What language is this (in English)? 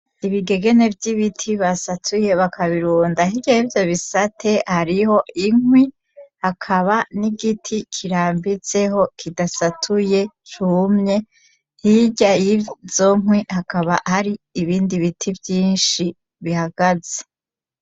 Rundi